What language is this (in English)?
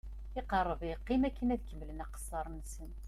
Kabyle